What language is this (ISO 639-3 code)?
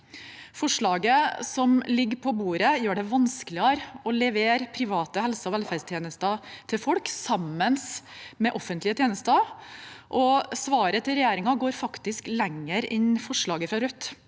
nor